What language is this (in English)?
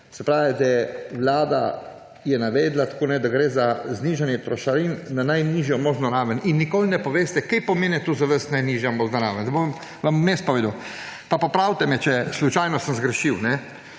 Slovenian